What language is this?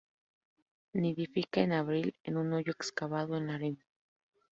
Spanish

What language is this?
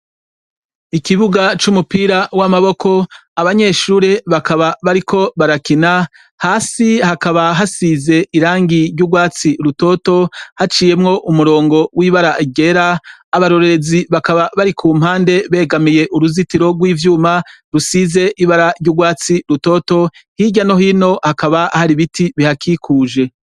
Rundi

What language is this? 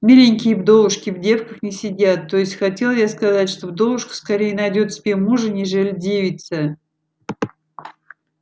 Russian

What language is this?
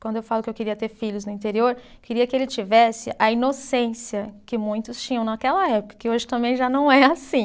Portuguese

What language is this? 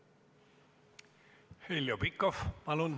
Estonian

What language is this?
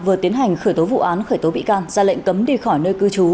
Vietnamese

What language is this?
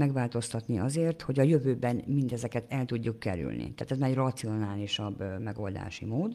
Hungarian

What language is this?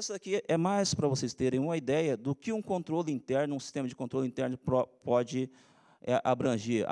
Portuguese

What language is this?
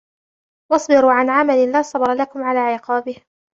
Arabic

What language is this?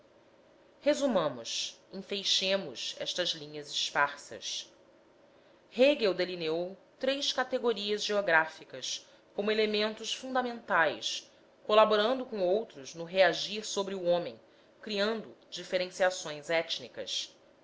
Portuguese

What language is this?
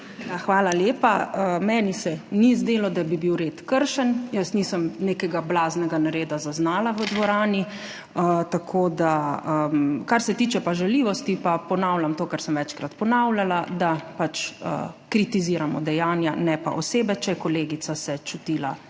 Slovenian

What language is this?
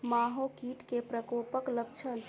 Maithili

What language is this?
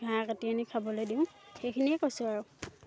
Assamese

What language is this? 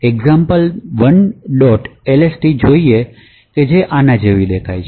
Gujarati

